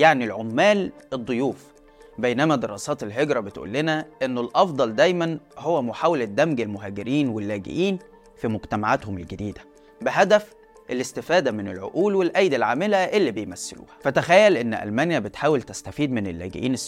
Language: Arabic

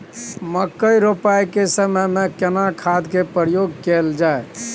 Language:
Maithili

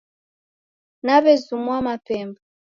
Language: Taita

